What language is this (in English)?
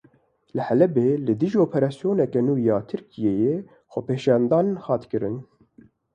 Kurdish